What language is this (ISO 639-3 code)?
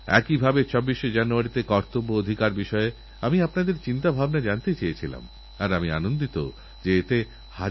ben